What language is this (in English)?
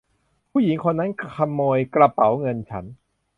Thai